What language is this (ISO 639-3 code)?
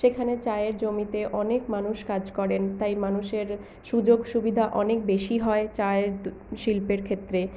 ben